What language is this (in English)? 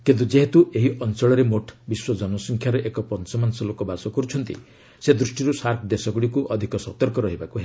Odia